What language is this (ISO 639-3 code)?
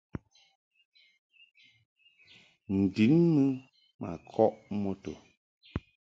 mhk